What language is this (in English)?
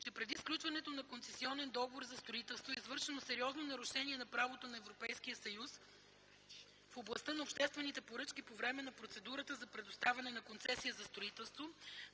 Bulgarian